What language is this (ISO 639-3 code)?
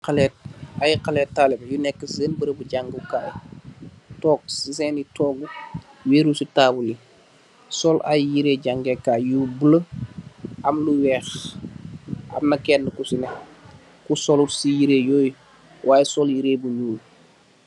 wol